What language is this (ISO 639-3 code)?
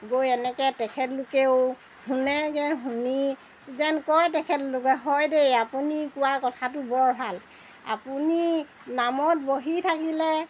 asm